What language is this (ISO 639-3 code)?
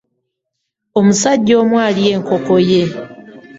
lug